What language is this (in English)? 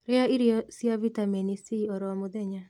Kikuyu